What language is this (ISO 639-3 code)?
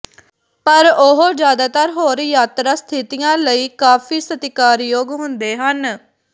pan